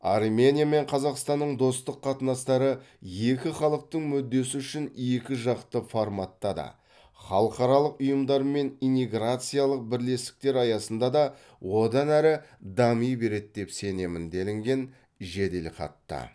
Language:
Kazakh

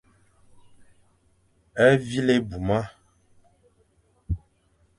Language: Fang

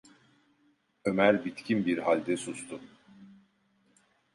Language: Turkish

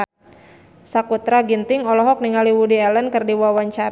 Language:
Sundanese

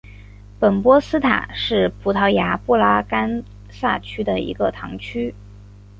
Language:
Chinese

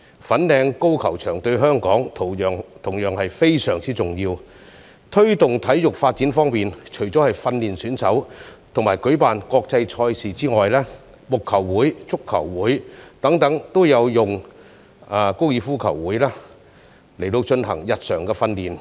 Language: Cantonese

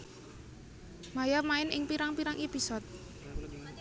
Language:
Javanese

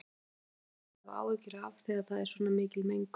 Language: Icelandic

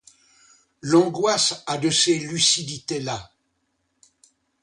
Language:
French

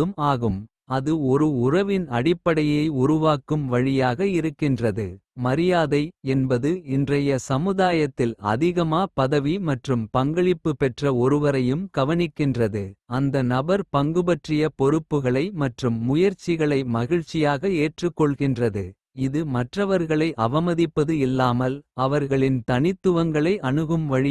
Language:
Kota (India)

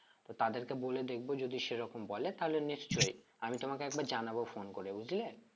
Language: Bangla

